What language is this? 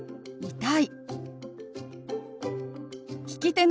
Japanese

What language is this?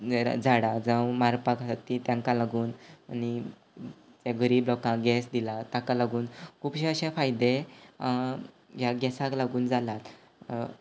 Konkani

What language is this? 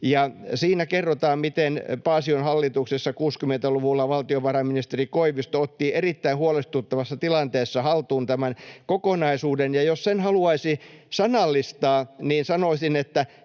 Finnish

